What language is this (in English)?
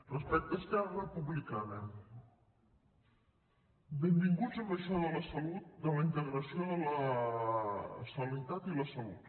Catalan